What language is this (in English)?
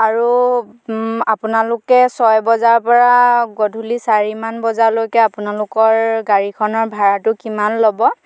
Assamese